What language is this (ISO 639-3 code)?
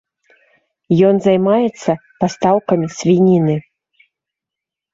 bel